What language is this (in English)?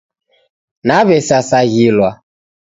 Taita